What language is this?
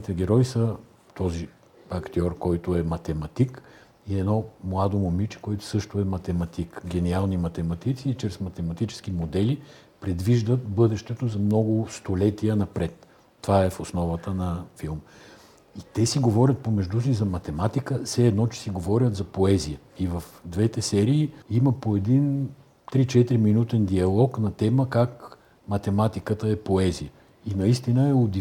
Bulgarian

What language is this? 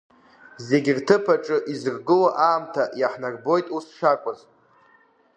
Abkhazian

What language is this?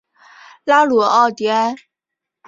Chinese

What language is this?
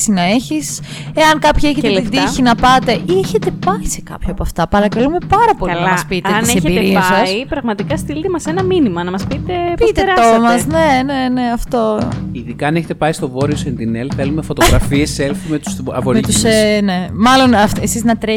Greek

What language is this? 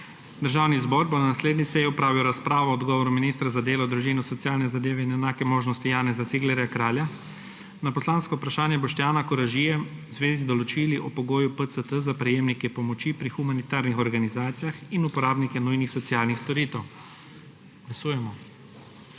Slovenian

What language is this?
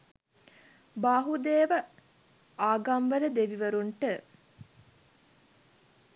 Sinhala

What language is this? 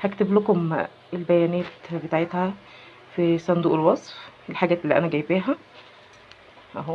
Arabic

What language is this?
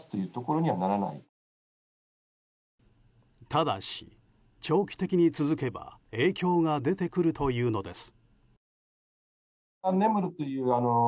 Japanese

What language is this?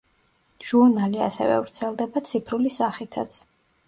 Georgian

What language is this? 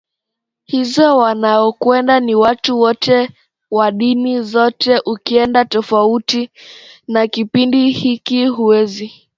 Swahili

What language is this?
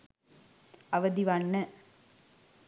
Sinhala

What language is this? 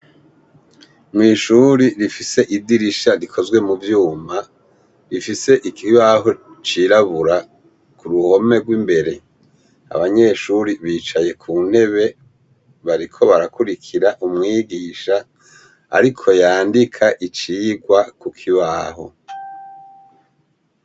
Rundi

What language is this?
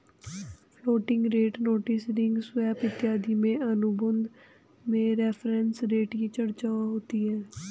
Hindi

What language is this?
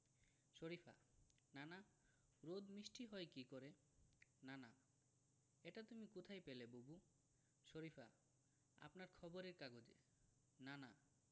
Bangla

